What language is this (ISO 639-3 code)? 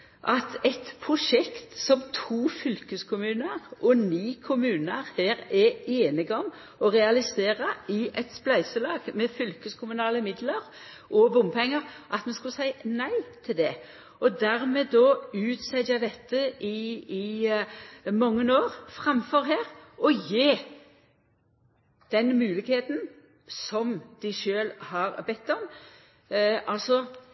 nno